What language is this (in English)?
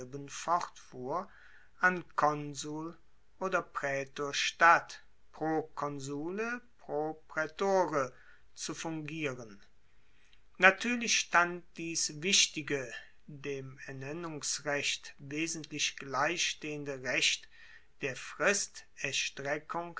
German